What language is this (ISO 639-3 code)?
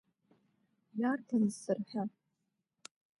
abk